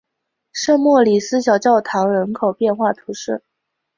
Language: Chinese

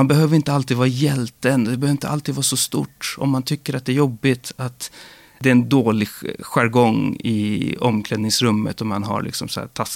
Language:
Swedish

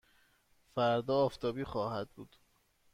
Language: Persian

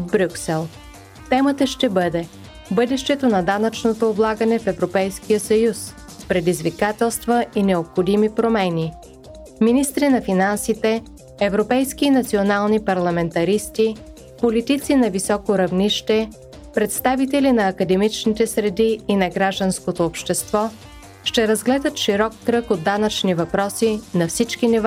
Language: Bulgarian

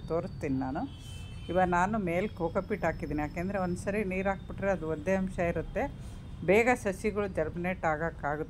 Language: Kannada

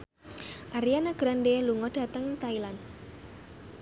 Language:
Javanese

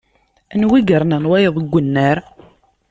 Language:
Kabyle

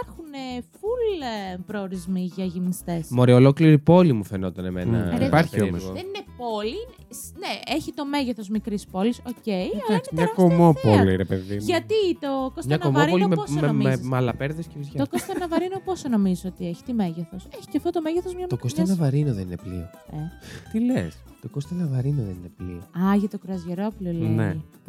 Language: Greek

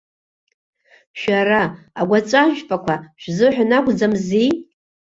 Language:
Abkhazian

